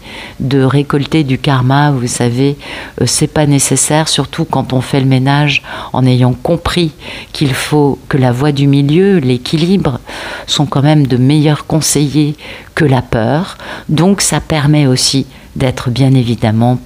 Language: French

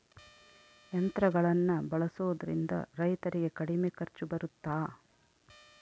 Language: Kannada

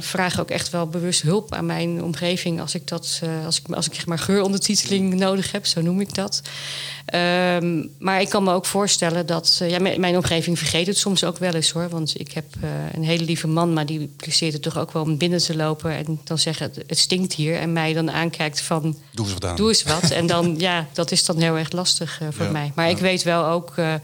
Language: Dutch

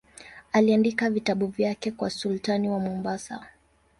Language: Swahili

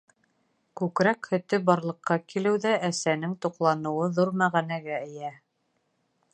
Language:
Bashkir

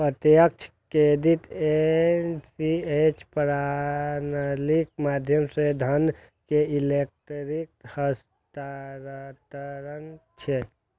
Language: Maithili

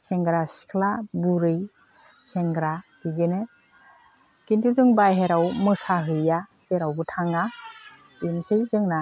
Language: Bodo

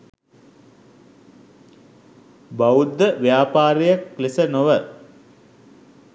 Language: Sinhala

